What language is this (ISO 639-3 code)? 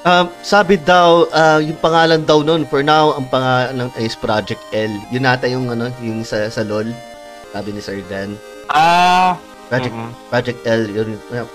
fil